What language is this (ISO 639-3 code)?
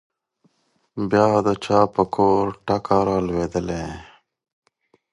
pus